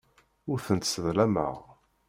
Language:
Kabyle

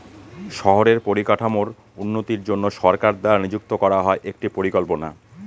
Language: Bangla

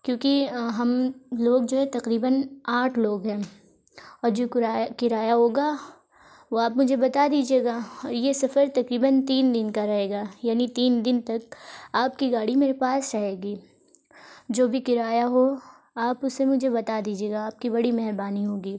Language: Urdu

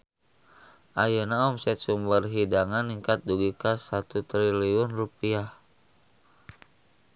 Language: Sundanese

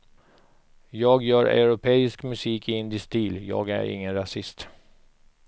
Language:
Swedish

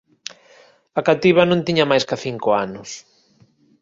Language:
Galician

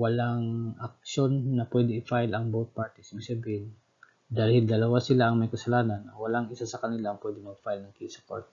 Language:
Filipino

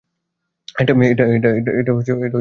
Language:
Bangla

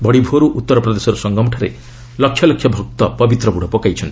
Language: Odia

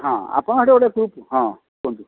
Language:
Odia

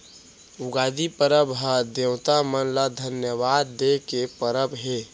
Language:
Chhattisgarhi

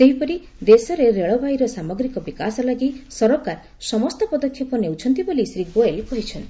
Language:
Odia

